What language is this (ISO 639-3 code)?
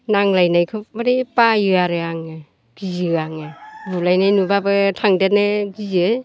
brx